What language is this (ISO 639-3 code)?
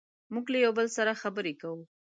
pus